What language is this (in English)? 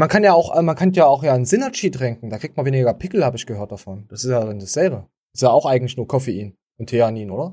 German